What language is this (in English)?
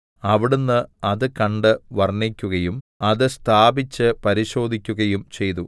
Malayalam